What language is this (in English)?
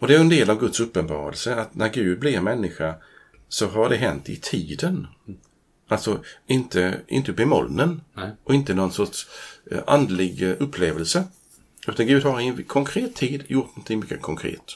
Swedish